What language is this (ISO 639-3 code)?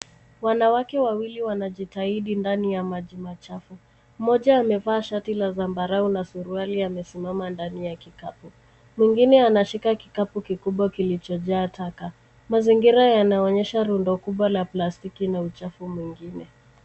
swa